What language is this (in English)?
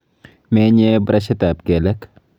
Kalenjin